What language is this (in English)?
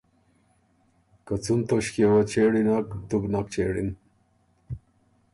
Ormuri